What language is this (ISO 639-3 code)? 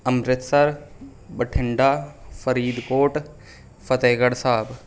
pan